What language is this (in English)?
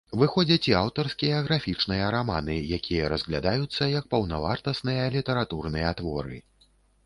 Belarusian